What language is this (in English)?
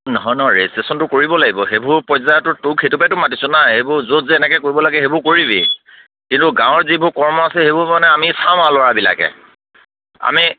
Assamese